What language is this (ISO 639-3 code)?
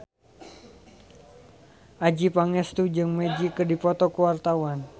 sun